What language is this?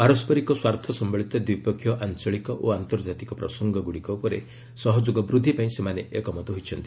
Odia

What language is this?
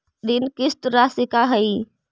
Magahi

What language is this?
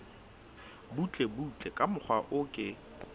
Southern Sotho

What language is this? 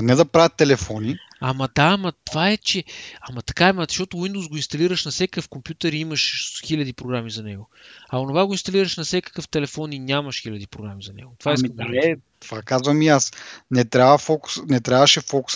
Bulgarian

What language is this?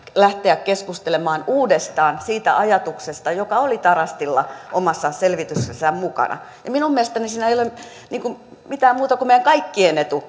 Finnish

